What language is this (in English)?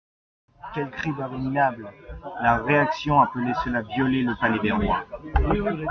French